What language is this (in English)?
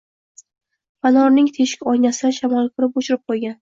Uzbek